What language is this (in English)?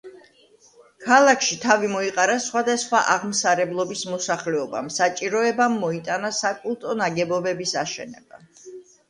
Georgian